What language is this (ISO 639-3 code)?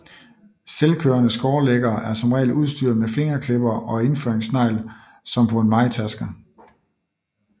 dan